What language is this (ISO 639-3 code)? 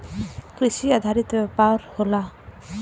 bho